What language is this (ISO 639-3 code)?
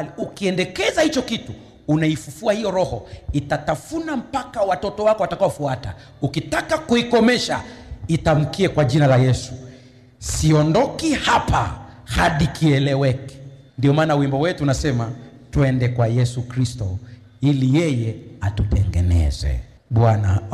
swa